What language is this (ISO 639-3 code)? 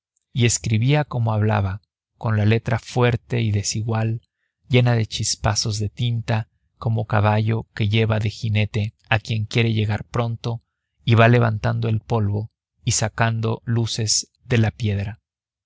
spa